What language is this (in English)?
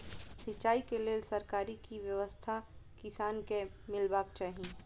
Maithili